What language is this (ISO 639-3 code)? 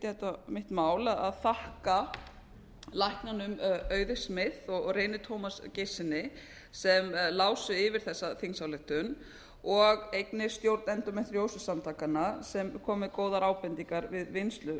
isl